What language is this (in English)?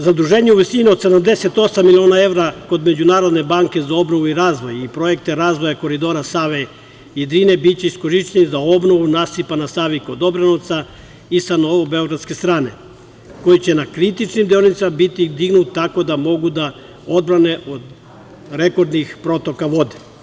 Serbian